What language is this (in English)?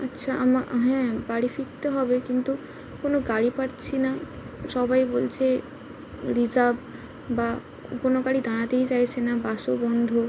Bangla